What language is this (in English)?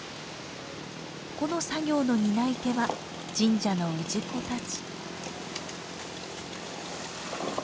Japanese